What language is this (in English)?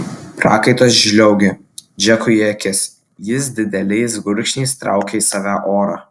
Lithuanian